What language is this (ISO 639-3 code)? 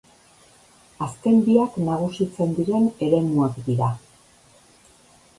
eus